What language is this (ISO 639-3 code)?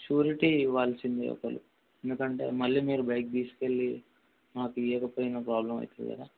tel